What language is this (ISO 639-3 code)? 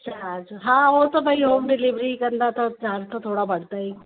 snd